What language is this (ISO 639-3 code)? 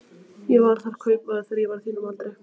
isl